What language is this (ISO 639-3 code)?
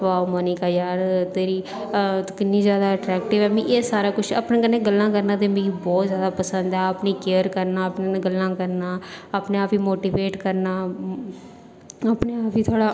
doi